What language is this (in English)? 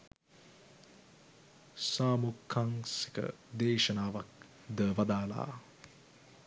Sinhala